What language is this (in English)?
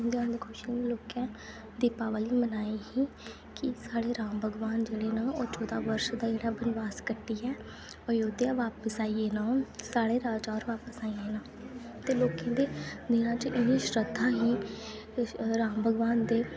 Dogri